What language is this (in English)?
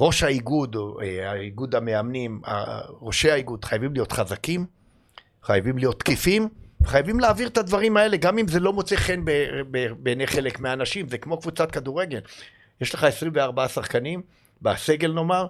Hebrew